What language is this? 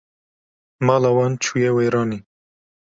Kurdish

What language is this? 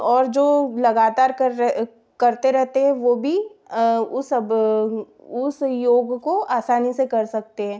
Hindi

